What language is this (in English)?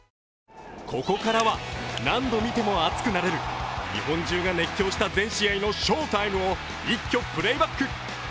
Japanese